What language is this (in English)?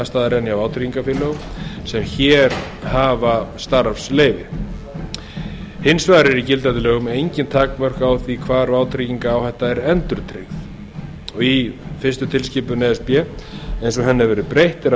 Icelandic